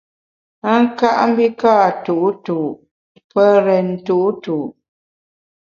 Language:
Bamun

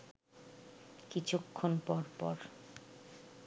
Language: Bangla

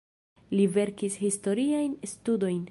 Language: Esperanto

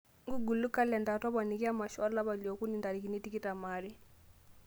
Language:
Masai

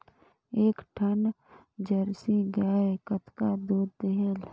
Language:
Chhattisgarhi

